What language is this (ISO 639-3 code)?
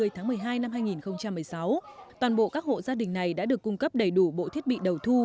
vie